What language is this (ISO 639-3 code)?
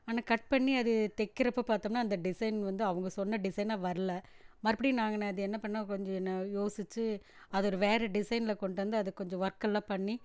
tam